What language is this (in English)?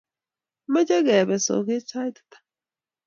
Kalenjin